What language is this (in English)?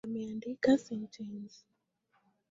Swahili